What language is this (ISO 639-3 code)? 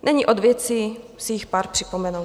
ces